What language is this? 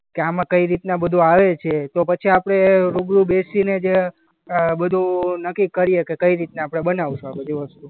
Gujarati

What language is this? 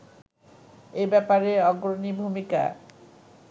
Bangla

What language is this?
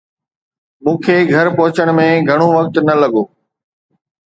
Sindhi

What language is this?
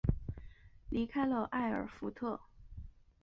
Chinese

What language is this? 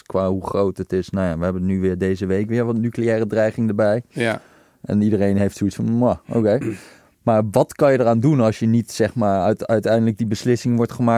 Dutch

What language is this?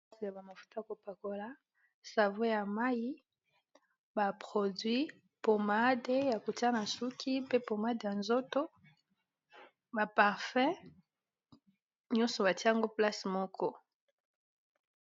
Lingala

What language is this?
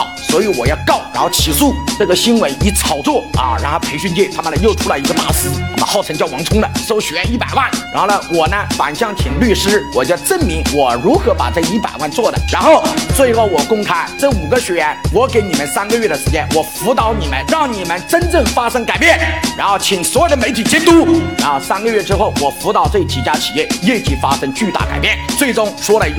Chinese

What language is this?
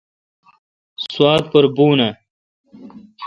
Kalkoti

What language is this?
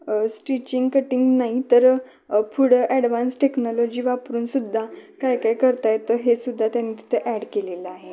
Marathi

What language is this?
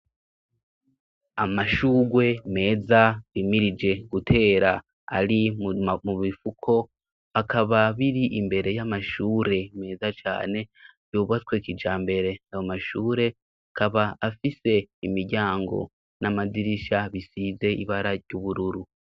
Rundi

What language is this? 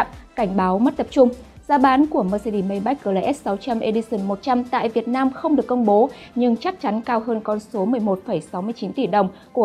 Vietnamese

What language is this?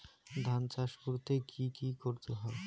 Bangla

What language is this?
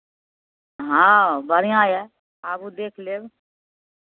Maithili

